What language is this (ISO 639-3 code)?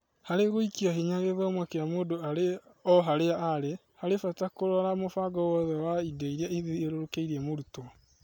kik